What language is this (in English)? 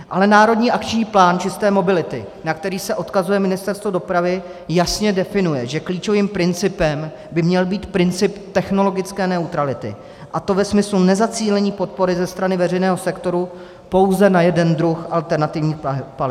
Czech